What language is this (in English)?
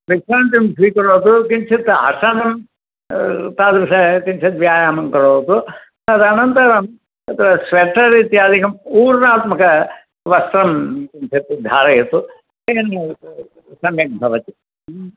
Sanskrit